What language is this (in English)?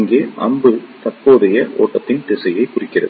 Tamil